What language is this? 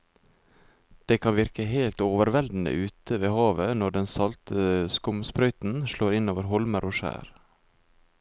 Norwegian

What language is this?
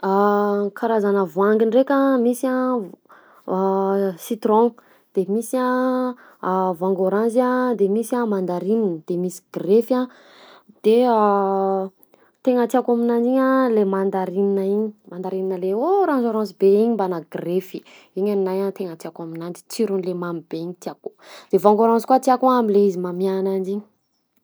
Southern Betsimisaraka Malagasy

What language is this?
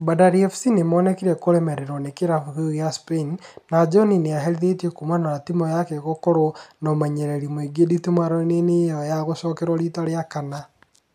Kikuyu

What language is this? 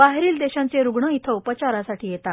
Marathi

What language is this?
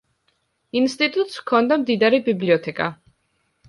Georgian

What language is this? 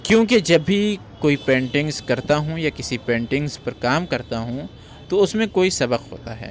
Urdu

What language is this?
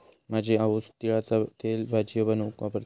Marathi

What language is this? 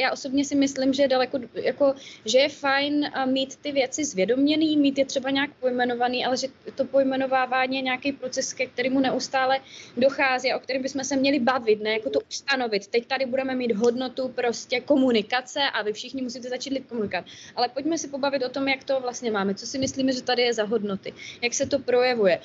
Czech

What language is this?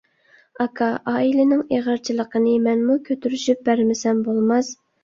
Uyghur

